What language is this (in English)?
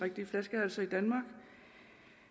Danish